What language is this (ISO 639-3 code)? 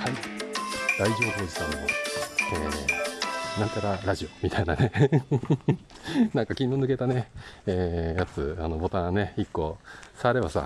jpn